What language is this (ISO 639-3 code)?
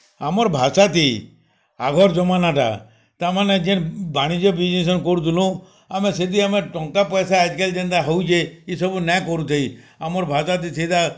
ori